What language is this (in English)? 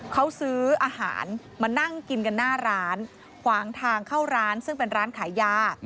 Thai